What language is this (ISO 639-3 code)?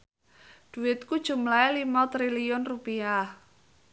jav